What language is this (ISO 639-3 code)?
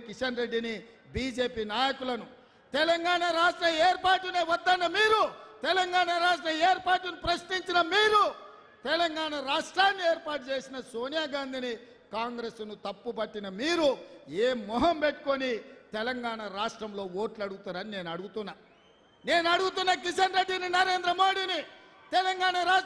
tel